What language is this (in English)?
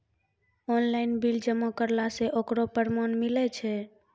Maithili